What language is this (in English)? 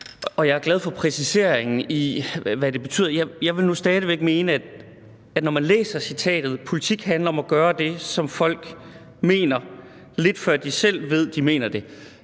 Danish